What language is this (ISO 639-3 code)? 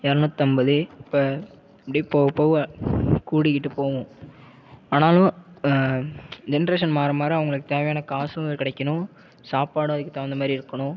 tam